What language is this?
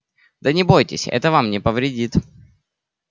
Russian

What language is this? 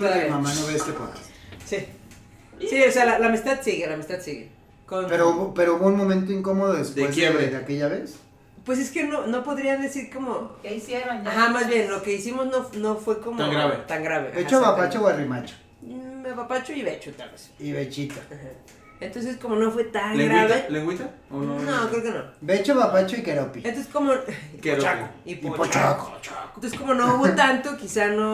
Spanish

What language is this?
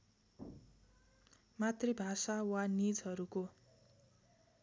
Nepali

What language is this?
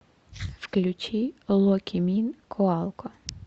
Russian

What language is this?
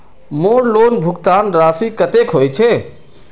Magahi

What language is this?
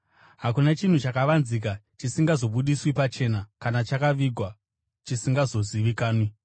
Shona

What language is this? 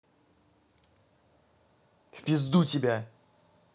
Russian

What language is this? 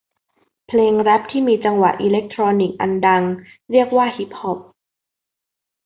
Thai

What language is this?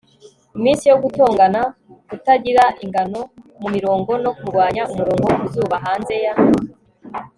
Kinyarwanda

